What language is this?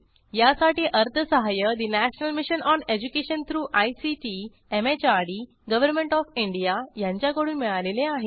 Marathi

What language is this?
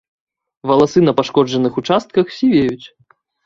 Belarusian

